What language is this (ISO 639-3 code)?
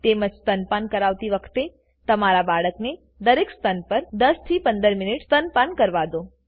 guj